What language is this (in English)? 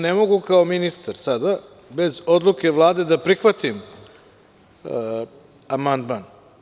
Serbian